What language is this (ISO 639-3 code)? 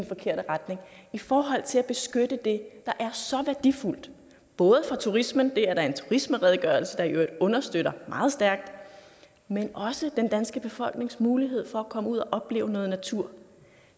dan